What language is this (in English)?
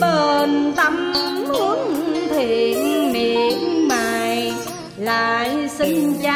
Vietnamese